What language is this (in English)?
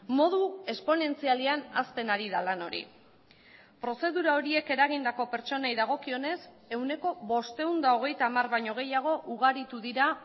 Basque